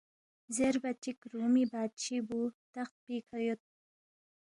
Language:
Balti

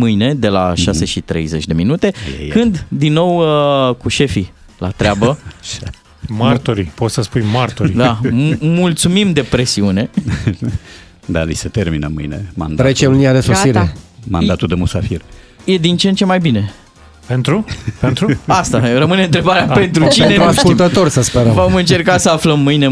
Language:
Romanian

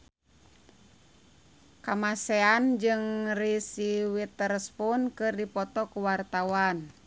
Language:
Sundanese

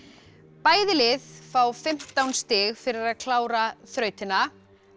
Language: Icelandic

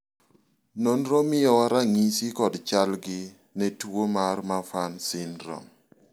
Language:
Luo (Kenya and Tanzania)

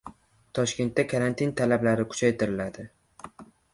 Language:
Uzbek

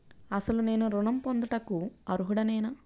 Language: Telugu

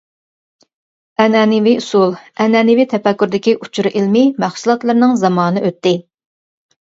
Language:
Uyghur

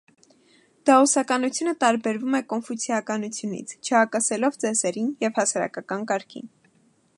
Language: Armenian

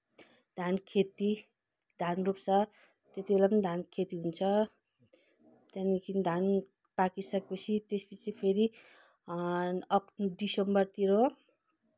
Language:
Nepali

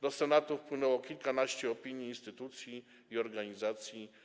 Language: Polish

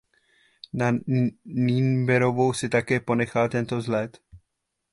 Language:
Czech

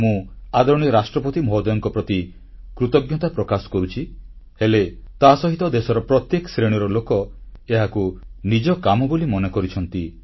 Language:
Odia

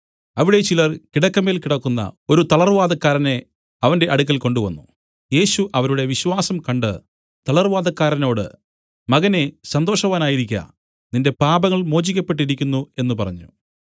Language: Malayalam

